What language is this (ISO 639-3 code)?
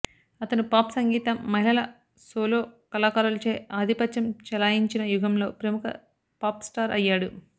tel